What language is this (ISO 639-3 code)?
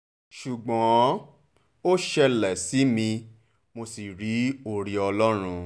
yor